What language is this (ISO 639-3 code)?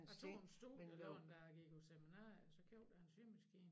dan